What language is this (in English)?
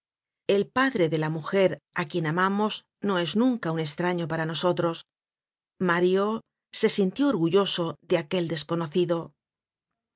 Spanish